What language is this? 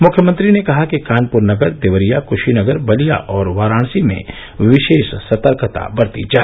Hindi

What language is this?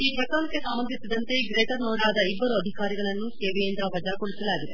Kannada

